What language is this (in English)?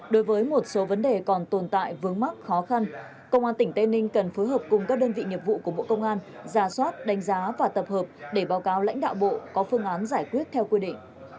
Vietnamese